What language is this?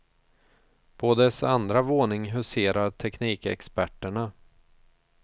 Swedish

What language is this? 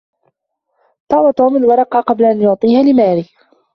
Arabic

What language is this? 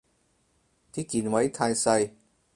Cantonese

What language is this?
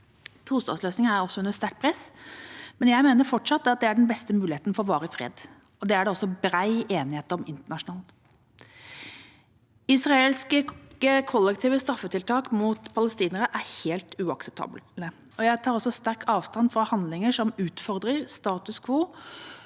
Norwegian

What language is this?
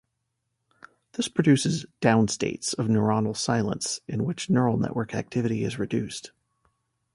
English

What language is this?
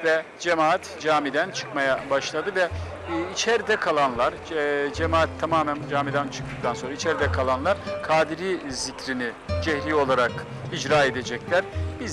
Turkish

